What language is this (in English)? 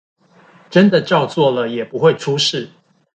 Chinese